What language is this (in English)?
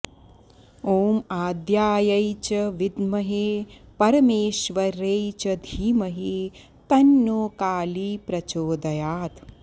Sanskrit